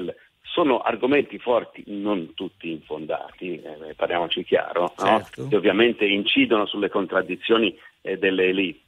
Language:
Italian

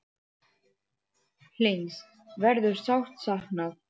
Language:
Icelandic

